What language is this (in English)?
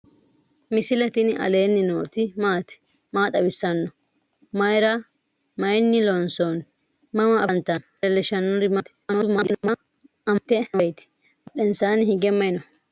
Sidamo